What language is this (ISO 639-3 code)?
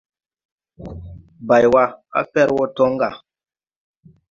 tui